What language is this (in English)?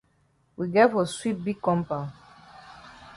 Cameroon Pidgin